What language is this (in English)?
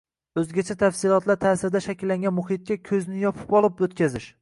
Uzbek